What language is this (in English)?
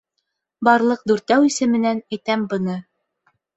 Bashkir